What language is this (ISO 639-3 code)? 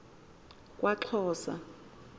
xho